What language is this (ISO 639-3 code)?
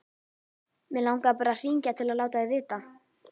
isl